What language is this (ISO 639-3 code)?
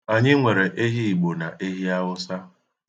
ibo